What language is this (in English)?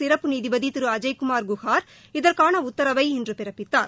Tamil